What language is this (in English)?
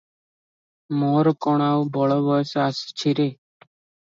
Odia